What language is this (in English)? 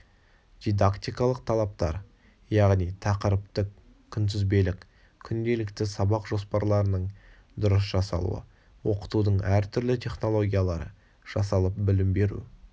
Kazakh